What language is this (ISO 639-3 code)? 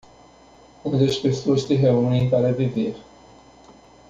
por